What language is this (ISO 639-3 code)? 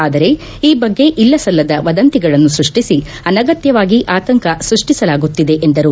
kan